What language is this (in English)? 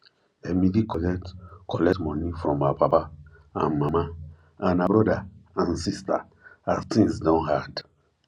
Nigerian Pidgin